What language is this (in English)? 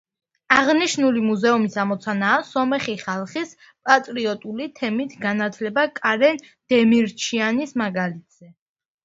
Georgian